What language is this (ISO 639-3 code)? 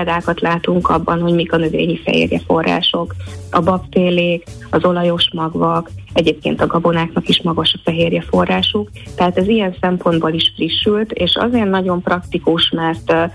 hun